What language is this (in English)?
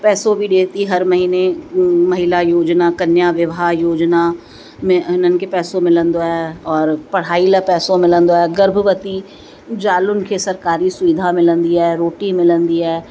Sindhi